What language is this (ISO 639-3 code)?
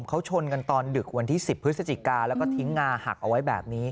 tha